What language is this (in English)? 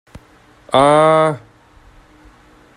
Chinese